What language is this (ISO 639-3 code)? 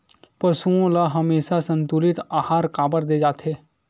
hne